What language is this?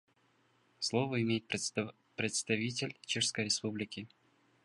Russian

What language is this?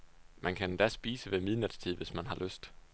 Danish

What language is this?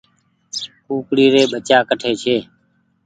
Goaria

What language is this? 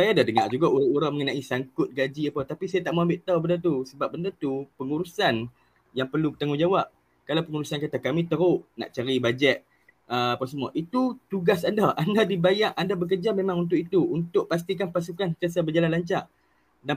Malay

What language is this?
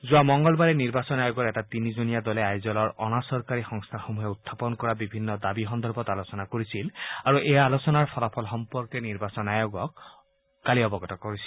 Assamese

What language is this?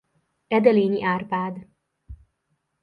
Hungarian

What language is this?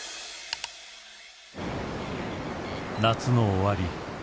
Japanese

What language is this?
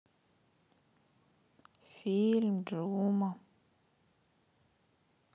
Russian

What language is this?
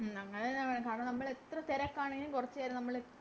Malayalam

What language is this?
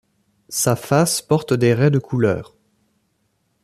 French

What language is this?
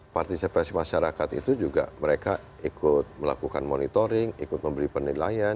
Indonesian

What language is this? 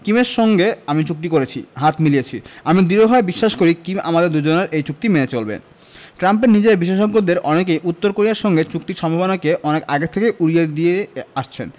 Bangla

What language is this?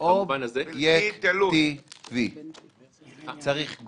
Hebrew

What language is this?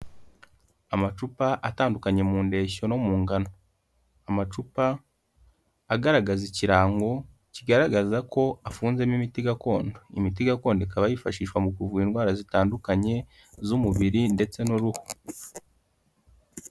Kinyarwanda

